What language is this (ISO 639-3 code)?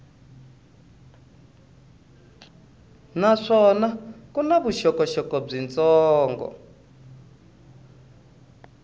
tso